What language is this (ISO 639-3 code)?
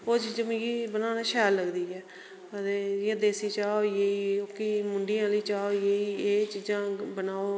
doi